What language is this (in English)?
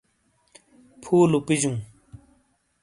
Shina